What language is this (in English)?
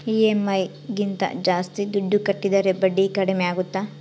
Kannada